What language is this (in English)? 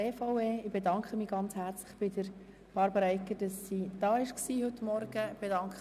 Swiss German